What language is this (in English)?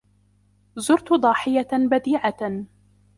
Arabic